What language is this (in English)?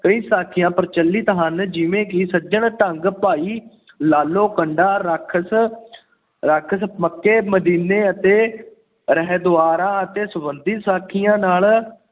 Punjabi